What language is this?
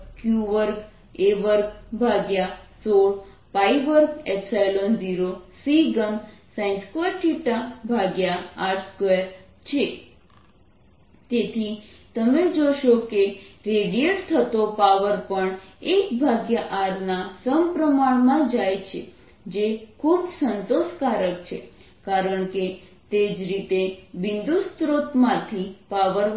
Gujarati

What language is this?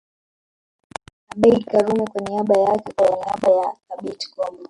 Swahili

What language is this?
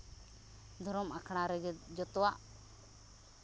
Santali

